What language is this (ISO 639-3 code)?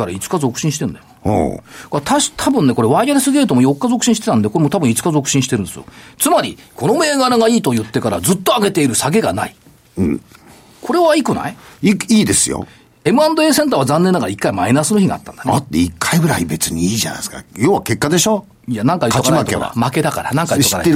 jpn